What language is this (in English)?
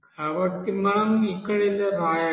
Telugu